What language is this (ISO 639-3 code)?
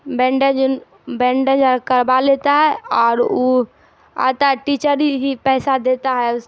urd